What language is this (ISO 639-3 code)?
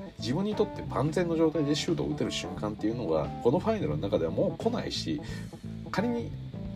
jpn